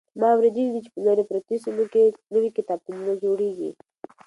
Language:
Pashto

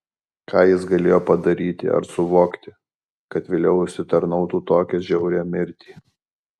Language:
Lithuanian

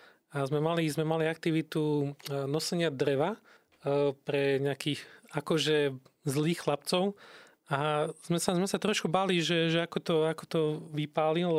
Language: Slovak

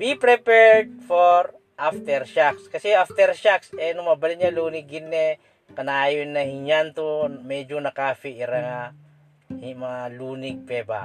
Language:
Filipino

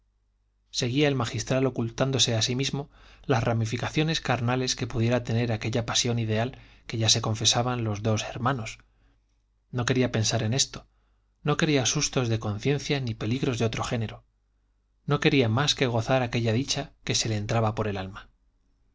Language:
Spanish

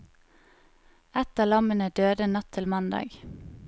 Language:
Norwegian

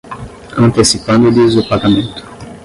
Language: Portuguese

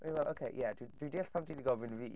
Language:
Welsh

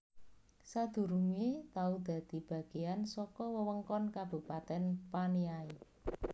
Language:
Javanese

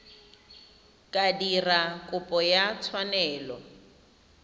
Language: Tswana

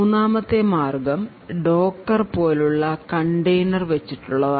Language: Malayalam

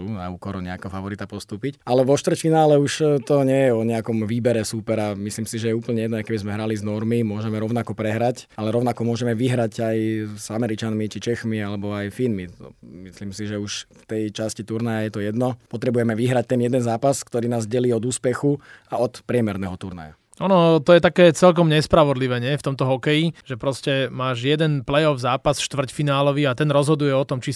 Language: Slovak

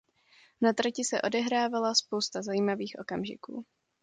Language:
Czech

